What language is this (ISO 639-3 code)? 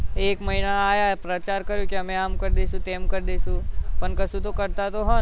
guj